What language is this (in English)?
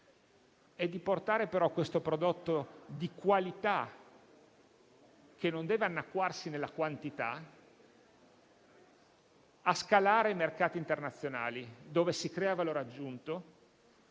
Italian